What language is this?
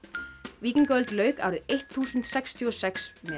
Icelandic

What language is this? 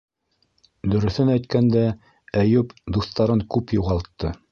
Bashkir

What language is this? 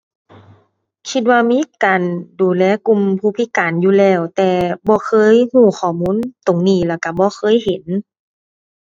Thai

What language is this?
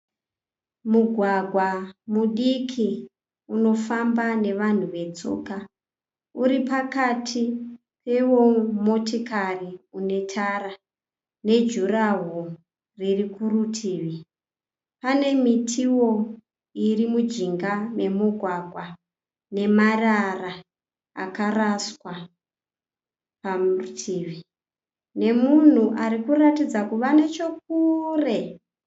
Shona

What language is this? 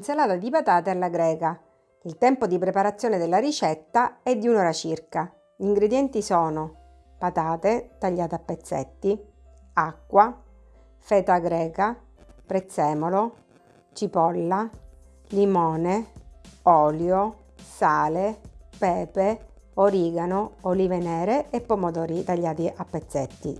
Italian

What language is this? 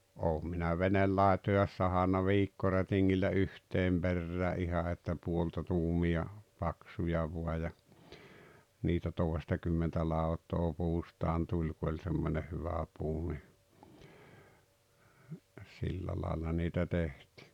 Finnish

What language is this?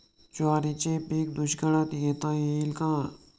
Marathi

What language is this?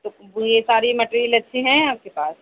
Urdu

